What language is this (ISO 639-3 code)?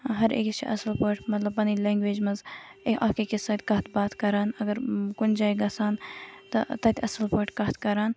kas